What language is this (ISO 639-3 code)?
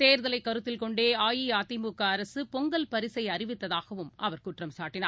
tam